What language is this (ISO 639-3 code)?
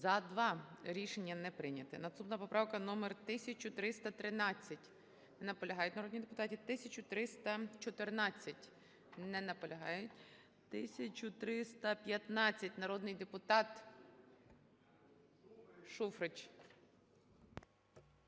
ukr